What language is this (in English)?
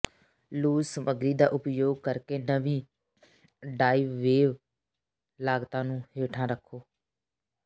Punjabi